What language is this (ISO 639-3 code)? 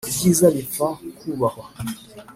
kin